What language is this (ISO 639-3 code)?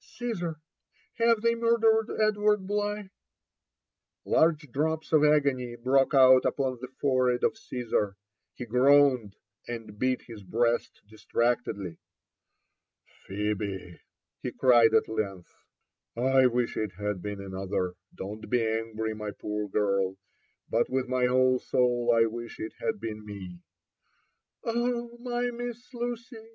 eng